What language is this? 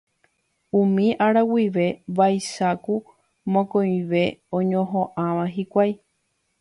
Guarani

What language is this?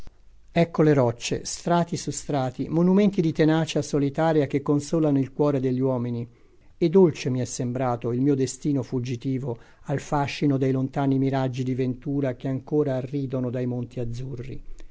Italian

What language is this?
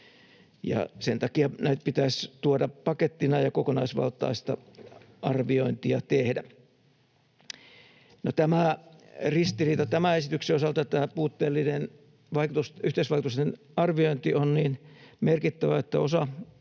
Finnish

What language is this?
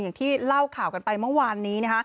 Thai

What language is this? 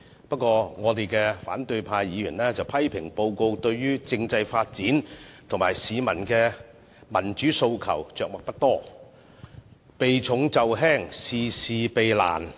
Cantonese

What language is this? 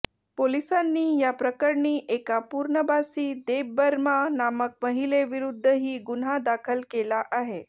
Marathi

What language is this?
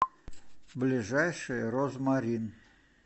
Russian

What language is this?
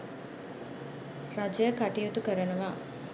Sinhala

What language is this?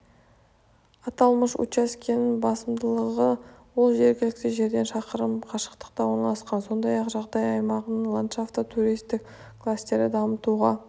Kazakh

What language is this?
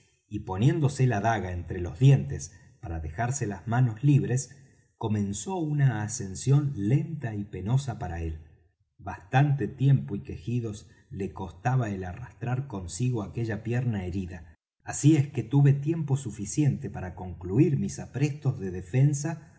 Spanish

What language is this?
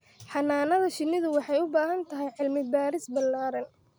Somali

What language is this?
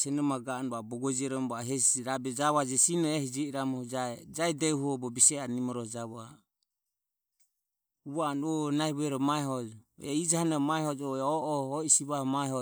Ömie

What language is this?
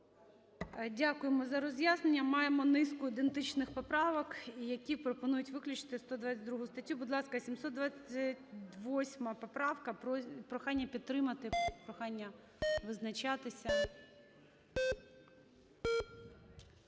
Ukrainian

